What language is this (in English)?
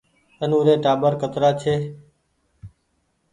Goaria